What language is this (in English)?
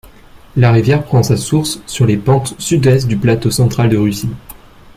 French